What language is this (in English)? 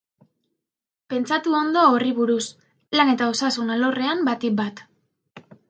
Basque